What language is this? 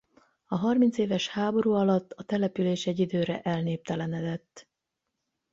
Hungarian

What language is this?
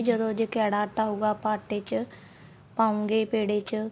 Punjabi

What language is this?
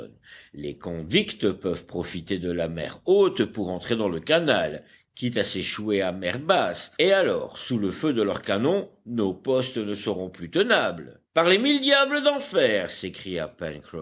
French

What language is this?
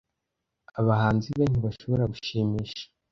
Kinyarwanda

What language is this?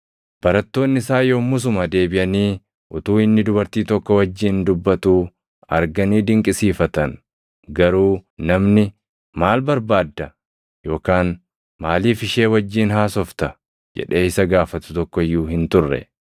Oromo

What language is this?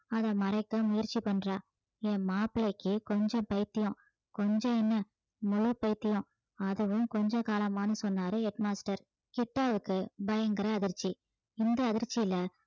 Tamil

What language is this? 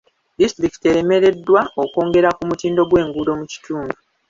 Ganda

